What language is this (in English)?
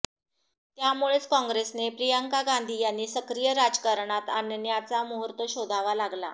Marathi